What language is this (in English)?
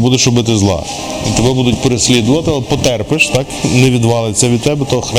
Ukrainian